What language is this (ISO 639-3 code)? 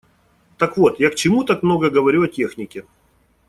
rus